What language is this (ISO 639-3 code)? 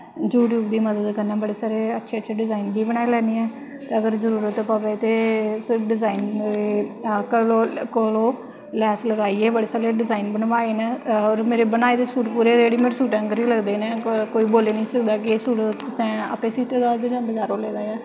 doi